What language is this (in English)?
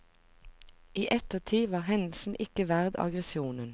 Norwegian